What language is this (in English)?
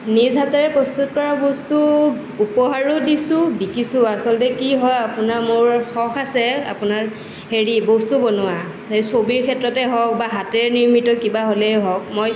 Assamese